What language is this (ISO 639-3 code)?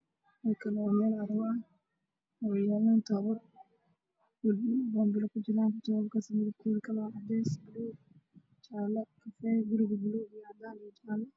som